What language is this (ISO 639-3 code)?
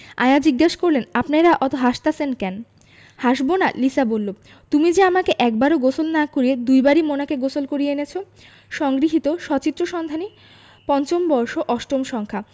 ben